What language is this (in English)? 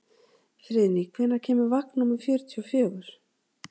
Icelandic